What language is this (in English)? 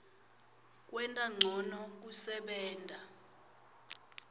Swati